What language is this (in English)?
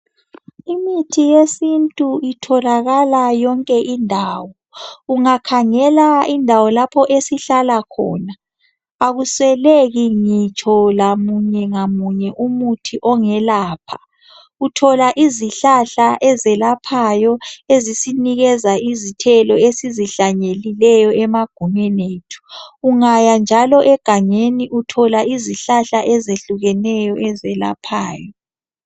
North Ndebele